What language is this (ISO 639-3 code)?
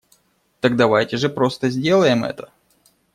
rus